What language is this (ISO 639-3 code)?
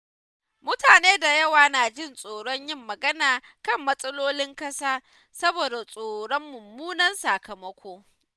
hau